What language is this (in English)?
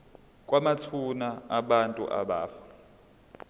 Zulu